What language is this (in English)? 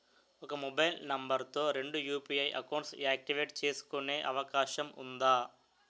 Telugu